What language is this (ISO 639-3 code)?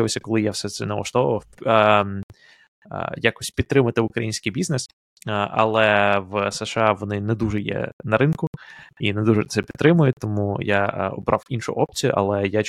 ukr